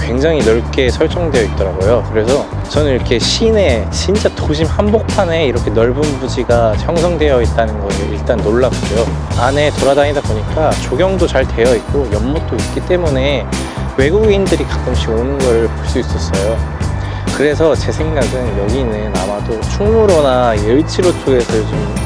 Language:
Korean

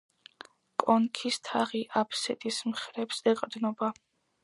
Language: Georgian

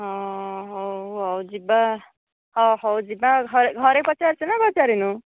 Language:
Odia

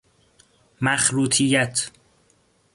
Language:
Persian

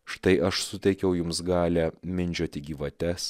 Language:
Lithuanian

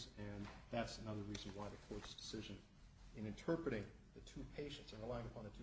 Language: English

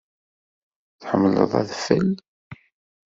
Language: Kabyle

